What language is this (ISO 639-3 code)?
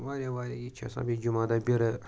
kas